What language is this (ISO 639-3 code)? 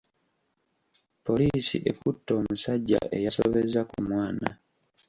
lug